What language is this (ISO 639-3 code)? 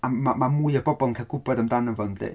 cym